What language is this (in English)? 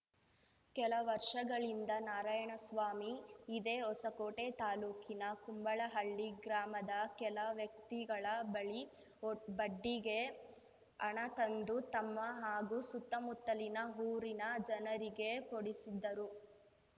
Kannada